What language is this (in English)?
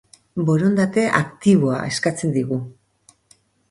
Basque